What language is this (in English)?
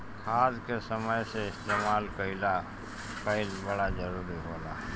Bhojpuri